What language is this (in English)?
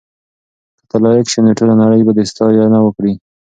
Pashto